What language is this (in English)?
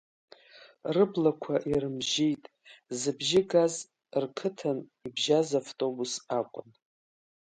Abkhazian